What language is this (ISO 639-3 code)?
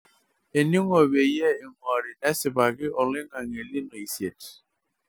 mas